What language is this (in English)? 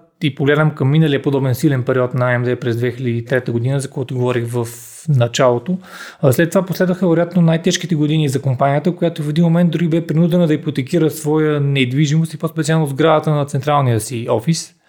Bulgarian